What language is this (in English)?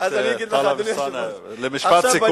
Hebrew